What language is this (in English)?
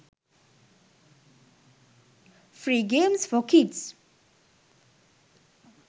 Sinhala